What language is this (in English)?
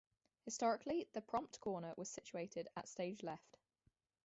English